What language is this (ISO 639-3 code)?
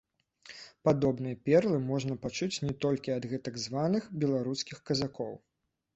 bel